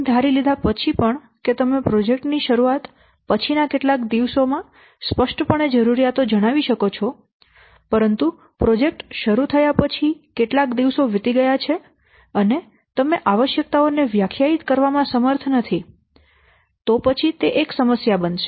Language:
Gujarati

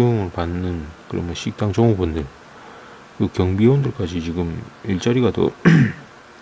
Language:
Korean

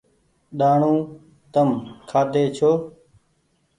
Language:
Goaria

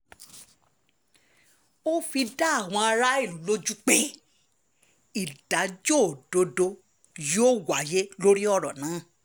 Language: Yoruba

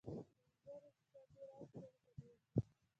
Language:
Pashto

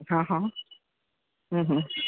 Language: Gujarati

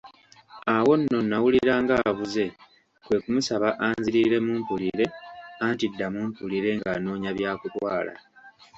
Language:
Ganda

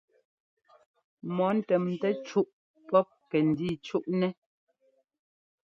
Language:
Ngomba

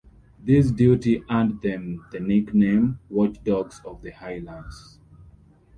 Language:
English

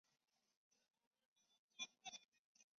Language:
Chinese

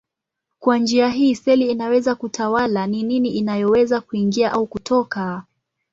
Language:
Swahili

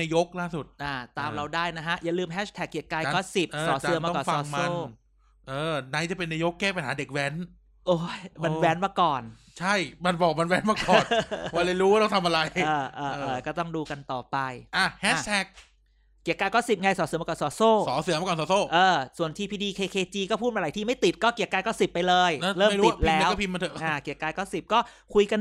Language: Thai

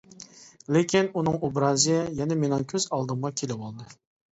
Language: Uyghur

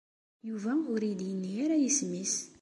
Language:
Kabyle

